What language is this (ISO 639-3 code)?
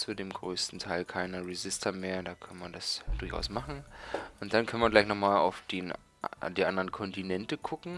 deu